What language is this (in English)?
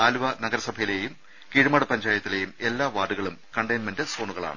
Malayalam